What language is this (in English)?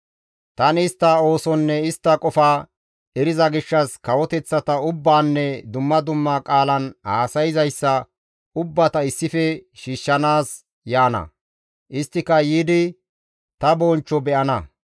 Gamo